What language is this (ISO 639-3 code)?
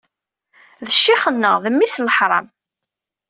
kab